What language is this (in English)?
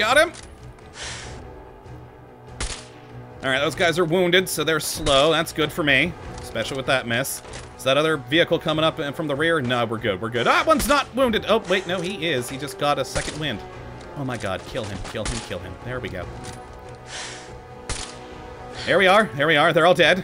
English